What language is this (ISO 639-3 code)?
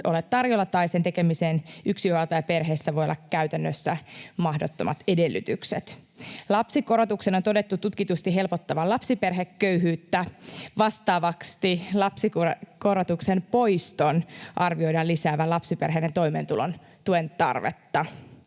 fin